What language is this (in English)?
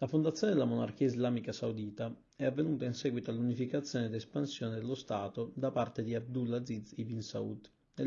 Italian